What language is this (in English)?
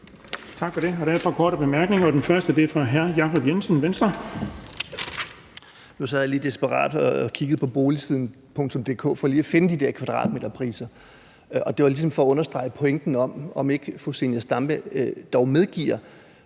Danish